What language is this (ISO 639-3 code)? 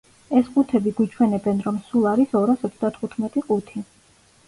kat